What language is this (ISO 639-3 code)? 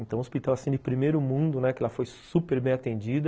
por